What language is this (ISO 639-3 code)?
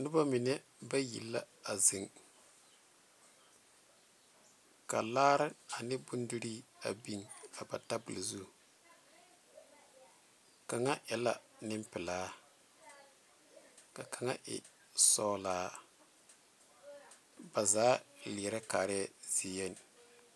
dga